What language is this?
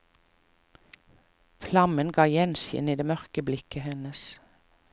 Norwegian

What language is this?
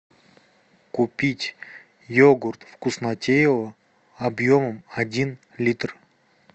Russian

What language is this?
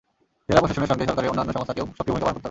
Bangla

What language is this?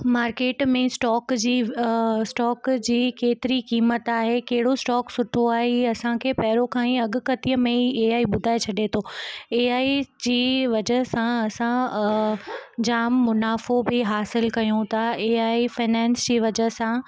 Sindhi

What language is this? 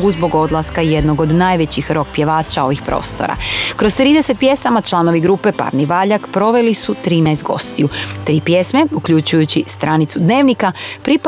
Croatian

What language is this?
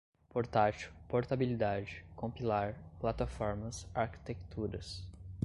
Portuguese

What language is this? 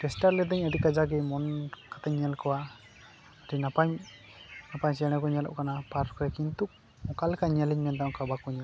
Santali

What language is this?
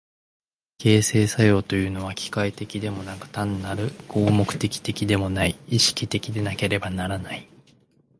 Japanese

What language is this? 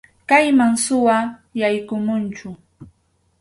Arequipa-La Unión Quechua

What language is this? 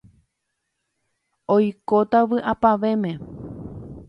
Guarani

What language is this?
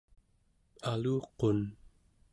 Central Yupik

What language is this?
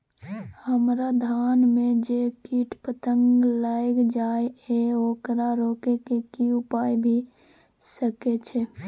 Maithili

